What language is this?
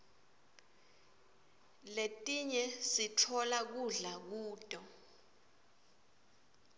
Swati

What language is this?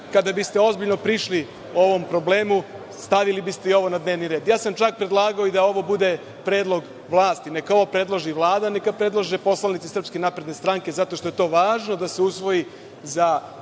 Serbian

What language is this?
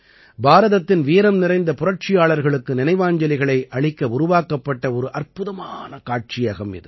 Tamil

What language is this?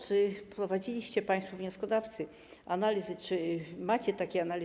Polish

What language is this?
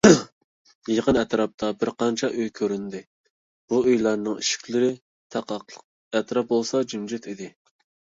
Uyghur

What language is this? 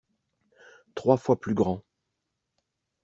French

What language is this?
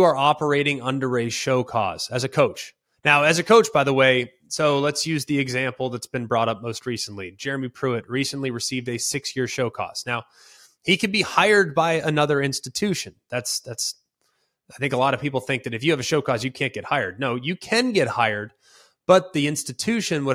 English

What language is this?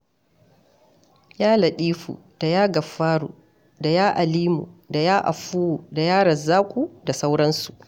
Hausa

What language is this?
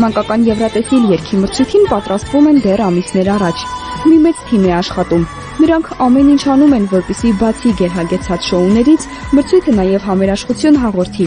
Romanian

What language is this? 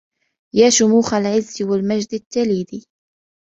Arabic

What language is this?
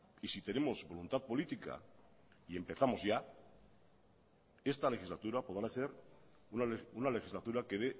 Spanish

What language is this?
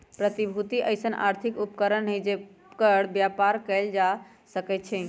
Magahi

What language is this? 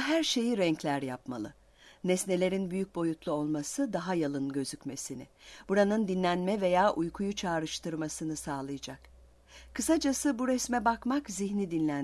Turkish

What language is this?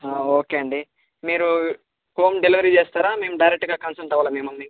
Telugu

